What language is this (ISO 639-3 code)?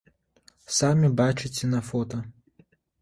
bel